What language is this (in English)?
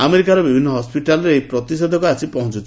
Odia